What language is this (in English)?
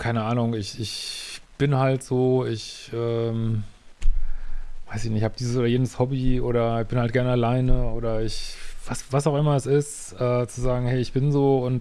German